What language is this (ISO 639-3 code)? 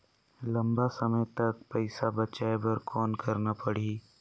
hne